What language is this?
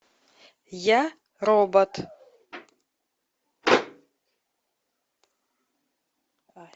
Russian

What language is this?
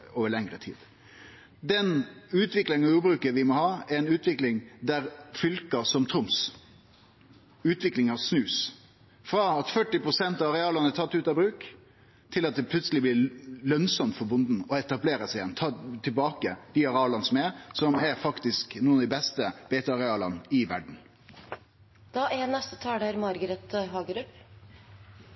Norwegian Nynorsk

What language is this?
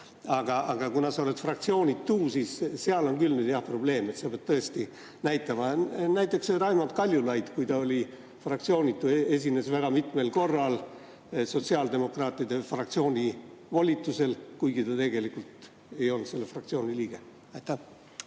Estonian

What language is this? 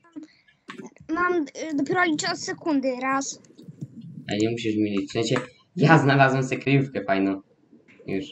Polish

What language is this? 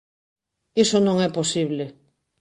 Galician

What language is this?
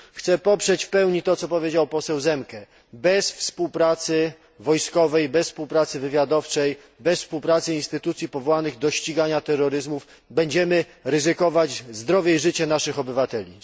Polish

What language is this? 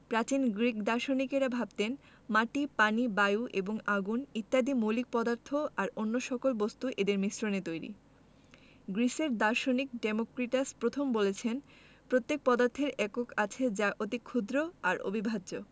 Bangla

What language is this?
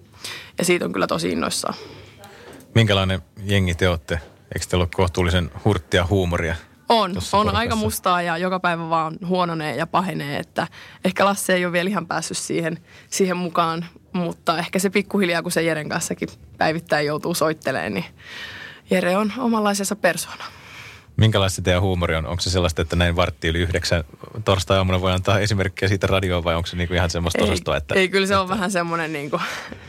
Finnish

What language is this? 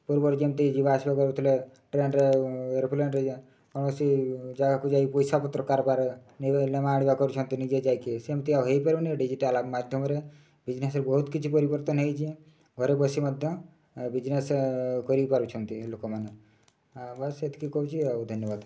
Odia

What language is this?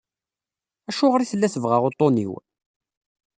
Kabyle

